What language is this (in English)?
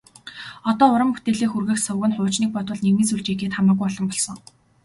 Mongolian